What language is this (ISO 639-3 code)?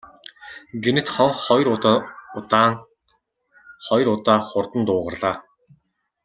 mon